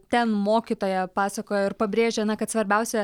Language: Lithuanian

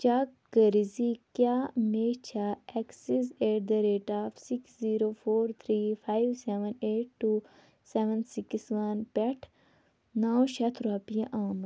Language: Kashmiri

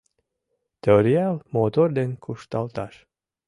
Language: Mari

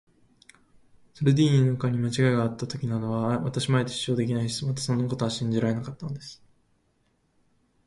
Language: Japanese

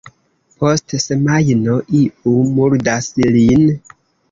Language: Esperanto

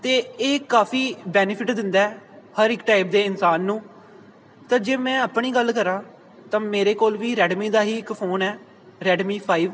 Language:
Punjabi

